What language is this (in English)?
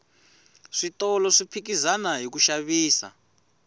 Tsonga